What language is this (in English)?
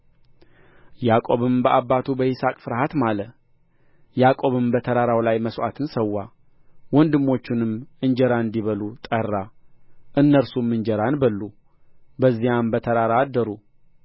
Amharic